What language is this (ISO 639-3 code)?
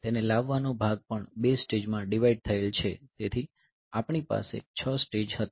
guj